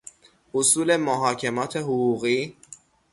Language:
Persian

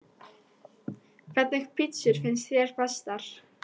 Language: Icelandic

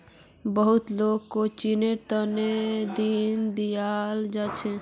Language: Magahi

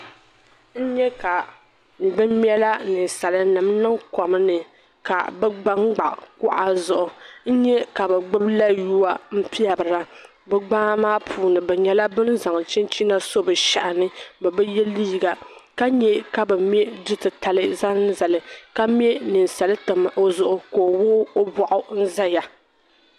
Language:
Dagbani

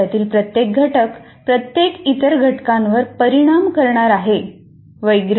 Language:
Marathi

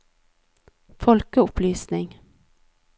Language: Norwegian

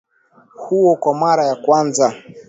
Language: Swahili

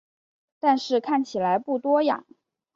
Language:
Chinese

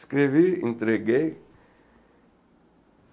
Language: Portuguese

